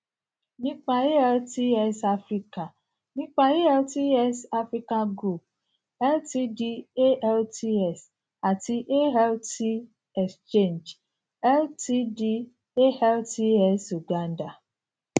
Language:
Yoruba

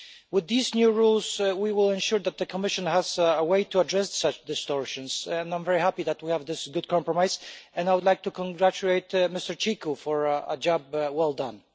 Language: English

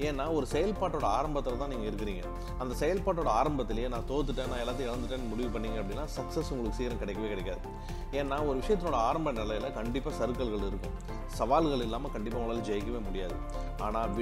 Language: Tamil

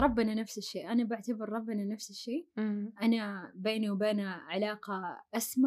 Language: Arabic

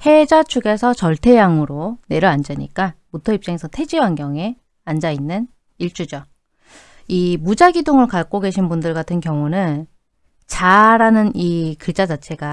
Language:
Korean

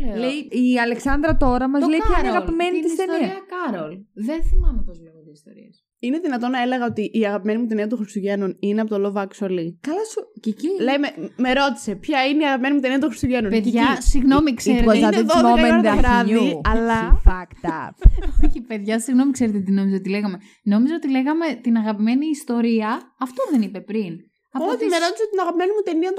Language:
Greek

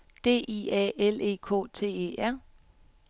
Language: Danish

